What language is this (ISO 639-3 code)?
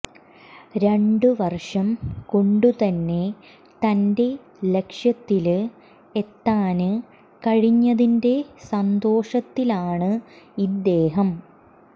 mal